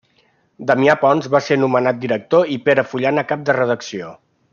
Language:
Catalan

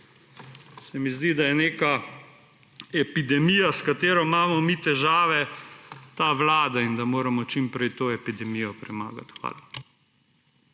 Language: Slovenian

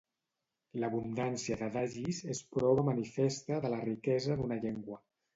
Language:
Catalan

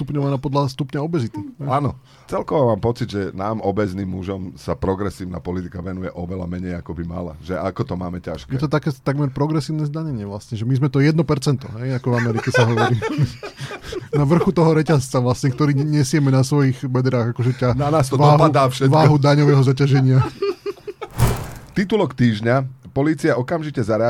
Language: Slovak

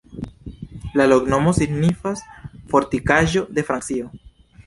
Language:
Esperanto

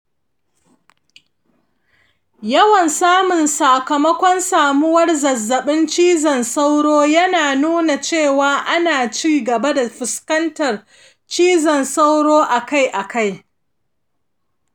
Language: Hausa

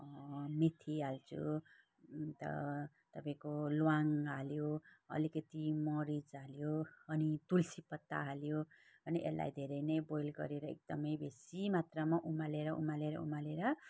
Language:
Nepali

